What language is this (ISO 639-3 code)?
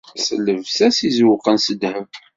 kab